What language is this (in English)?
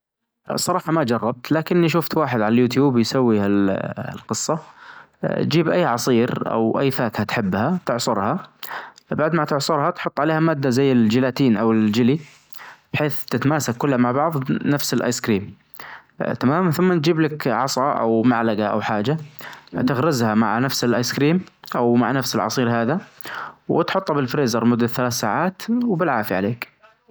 Najdi Arabic